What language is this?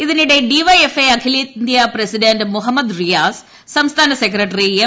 Malayalam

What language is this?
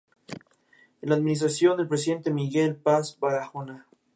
Spanish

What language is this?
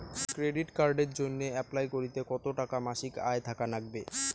Bangla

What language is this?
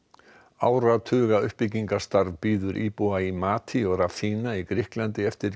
Icelandic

